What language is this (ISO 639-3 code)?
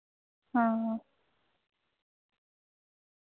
doi